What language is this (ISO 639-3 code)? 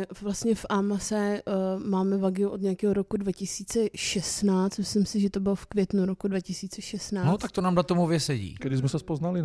ces